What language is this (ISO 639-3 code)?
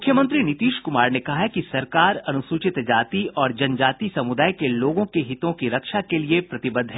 hin